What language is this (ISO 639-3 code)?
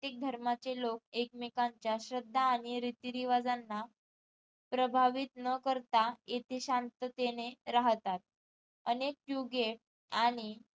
mar